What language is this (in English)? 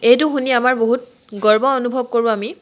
Assamese